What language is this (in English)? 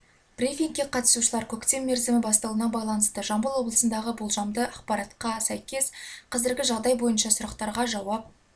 Kazakh